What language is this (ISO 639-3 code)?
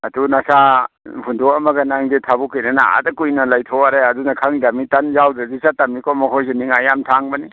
mni